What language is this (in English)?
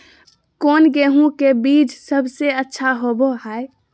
Magahi